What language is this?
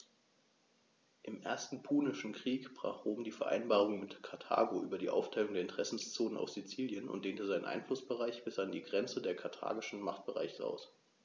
German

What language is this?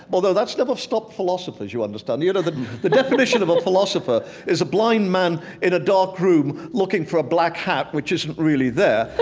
English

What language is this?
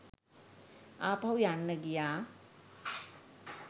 Sinhala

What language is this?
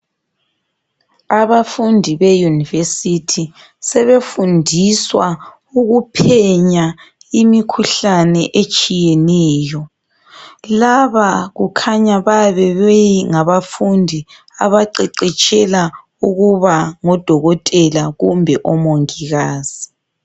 North Ndebele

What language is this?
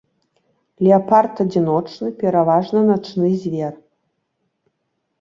Belarusian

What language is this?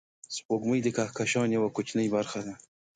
Pashto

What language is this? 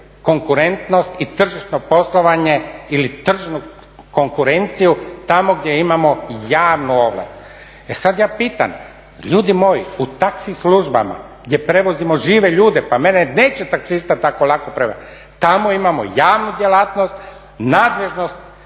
Croatian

